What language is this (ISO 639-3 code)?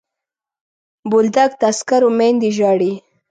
pus